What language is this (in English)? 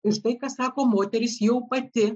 Lithuanian